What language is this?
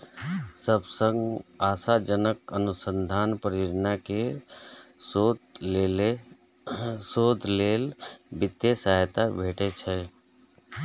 Maithili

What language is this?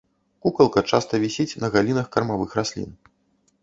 Belarusian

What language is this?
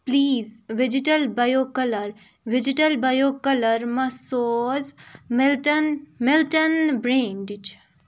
Kashmiri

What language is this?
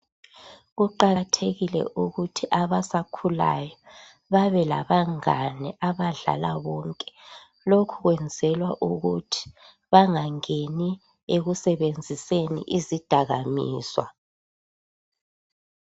North Ndebele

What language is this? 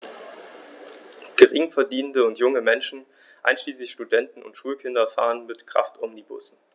German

